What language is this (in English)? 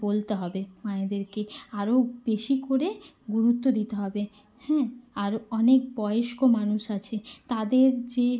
Bangla